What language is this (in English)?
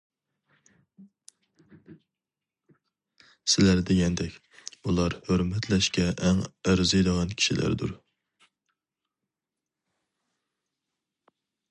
Uyghur